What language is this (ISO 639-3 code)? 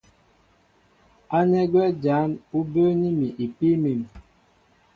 mbo